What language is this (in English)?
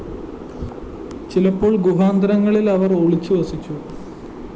Malayalam